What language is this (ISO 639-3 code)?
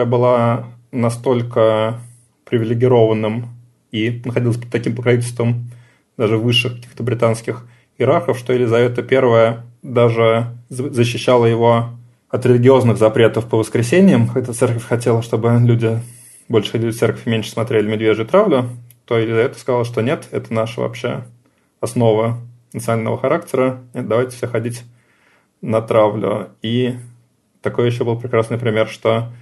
rus